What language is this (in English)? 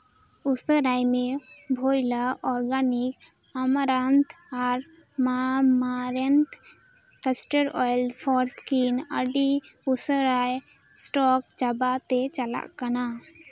Santali